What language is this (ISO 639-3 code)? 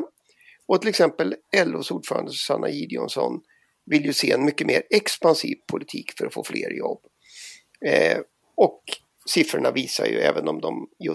swe